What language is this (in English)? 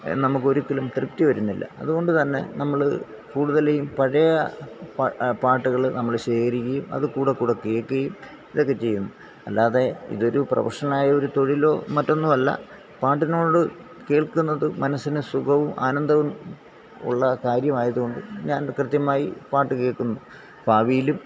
Malayalam